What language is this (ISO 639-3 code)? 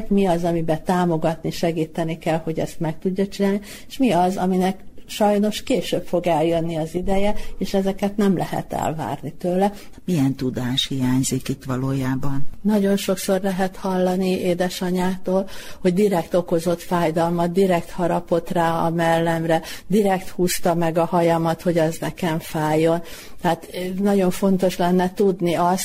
hun